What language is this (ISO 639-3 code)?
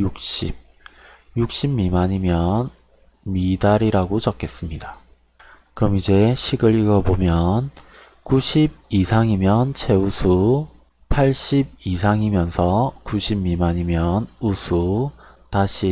kor